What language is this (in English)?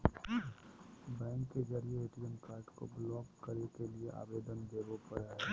Magahi